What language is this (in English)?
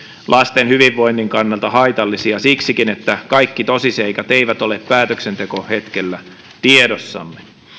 Finnish